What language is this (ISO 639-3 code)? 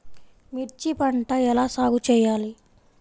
tel